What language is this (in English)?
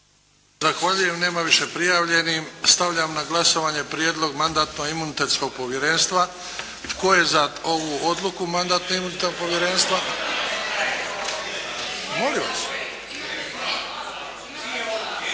Croatian